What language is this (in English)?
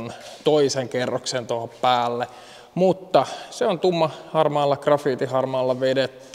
Finnish